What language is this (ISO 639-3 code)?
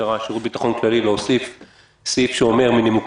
heb